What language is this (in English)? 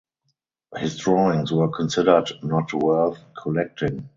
English